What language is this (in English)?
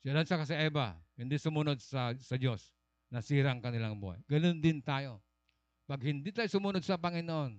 Filipino